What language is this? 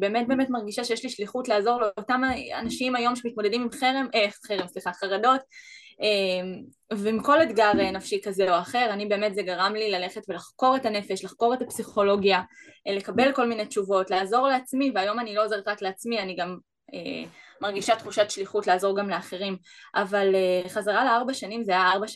Hebrew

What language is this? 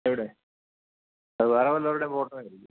Malayalam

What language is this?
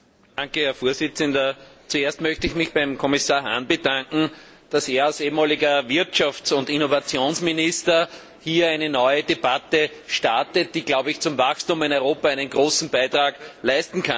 German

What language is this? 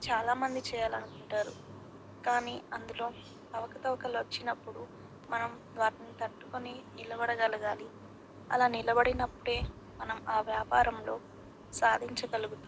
Telugu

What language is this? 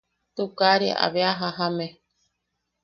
Yaqui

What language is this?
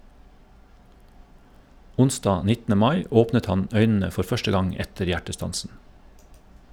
Norwegian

